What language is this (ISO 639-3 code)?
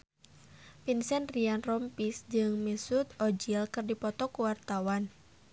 sun